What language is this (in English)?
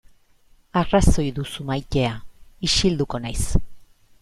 Basque